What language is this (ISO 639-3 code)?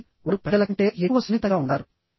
tel